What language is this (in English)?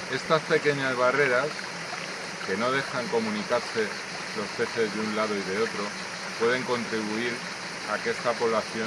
Spanish